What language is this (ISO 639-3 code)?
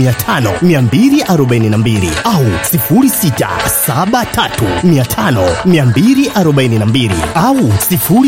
swa